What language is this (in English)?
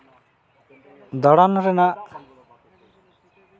Santali